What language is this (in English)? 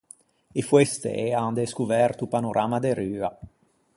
Ligurian